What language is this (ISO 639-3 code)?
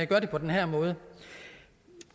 dan